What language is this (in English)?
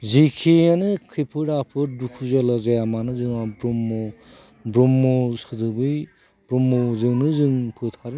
Bodo